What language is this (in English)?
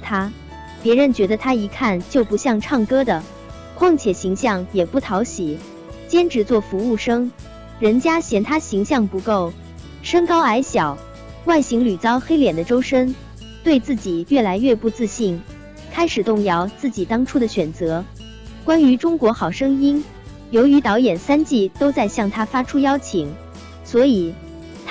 Chinese